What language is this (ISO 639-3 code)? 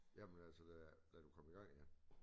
dan